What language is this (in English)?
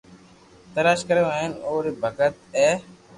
Loarki